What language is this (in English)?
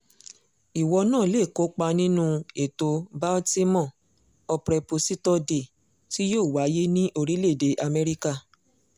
Yoruba